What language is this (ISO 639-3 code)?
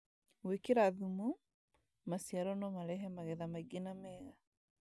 kik